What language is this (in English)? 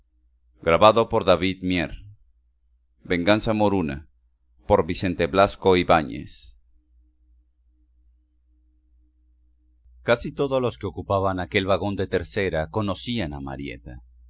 Spanish